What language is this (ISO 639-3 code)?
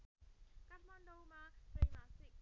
nep